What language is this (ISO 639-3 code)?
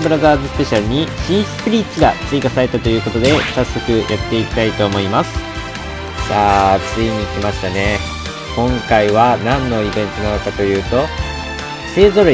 jpn